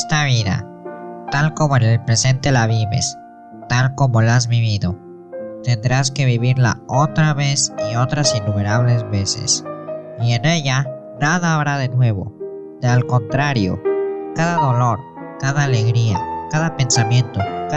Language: Spanish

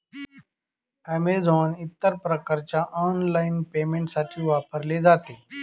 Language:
Marathi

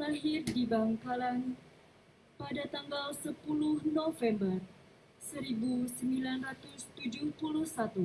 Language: Indonesian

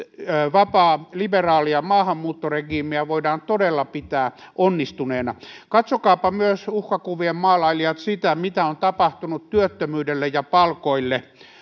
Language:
Finnish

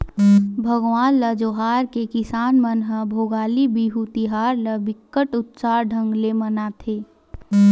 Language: Chhattisgarhi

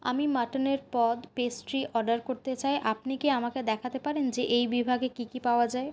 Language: Bangla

